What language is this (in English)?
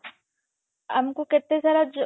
Odia